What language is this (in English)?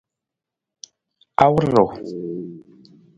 Nawdm